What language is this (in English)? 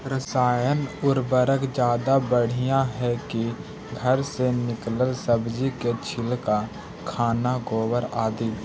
Magahi